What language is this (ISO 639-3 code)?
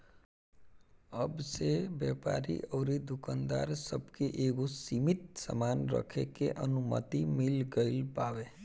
bho